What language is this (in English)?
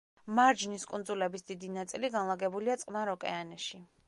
Georgian